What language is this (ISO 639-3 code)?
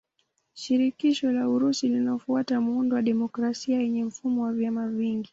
swa